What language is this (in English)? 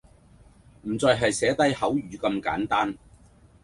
Cantonese